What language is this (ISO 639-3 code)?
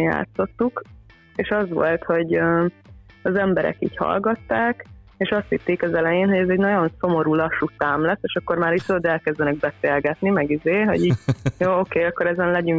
hun